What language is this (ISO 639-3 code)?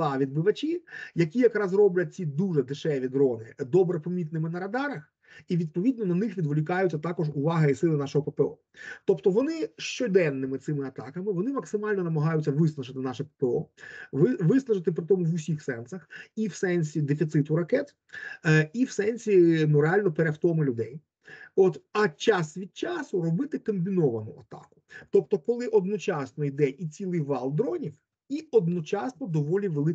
ukr